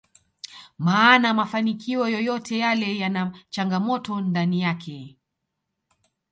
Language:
Swahili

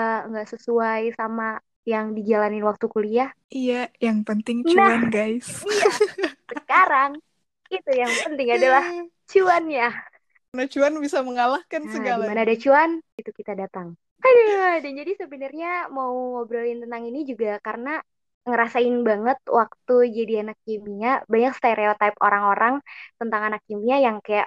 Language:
Indonesian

